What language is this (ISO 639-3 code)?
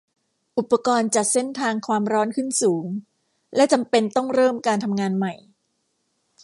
tha